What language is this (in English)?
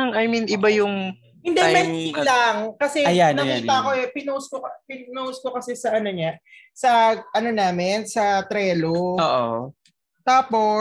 Filipino